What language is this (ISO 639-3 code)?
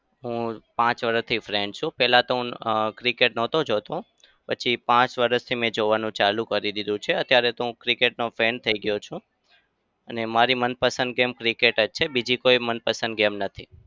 guj